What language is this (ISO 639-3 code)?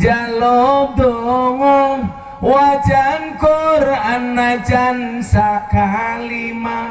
ind